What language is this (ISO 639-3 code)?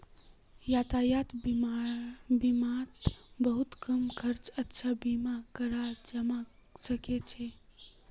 mag